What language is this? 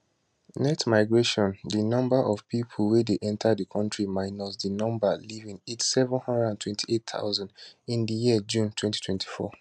Nigerian Pidgin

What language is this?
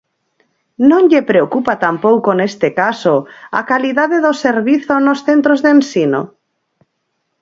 Galician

